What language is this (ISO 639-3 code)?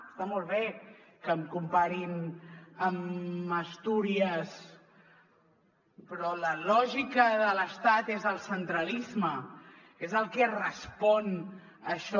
cat